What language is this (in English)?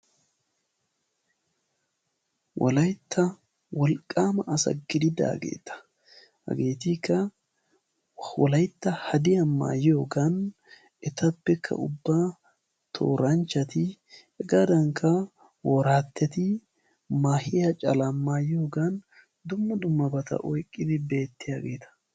Wolaytta